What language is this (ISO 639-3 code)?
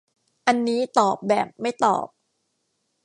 tha